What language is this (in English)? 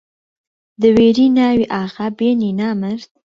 Central Kurdish